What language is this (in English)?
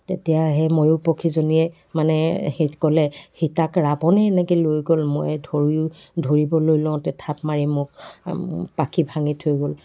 Assamese